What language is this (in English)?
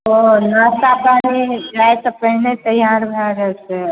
Maithili